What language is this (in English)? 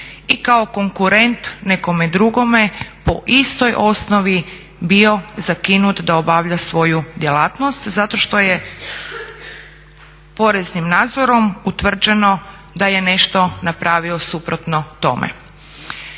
Croatian